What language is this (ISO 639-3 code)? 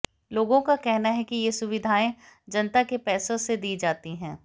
hin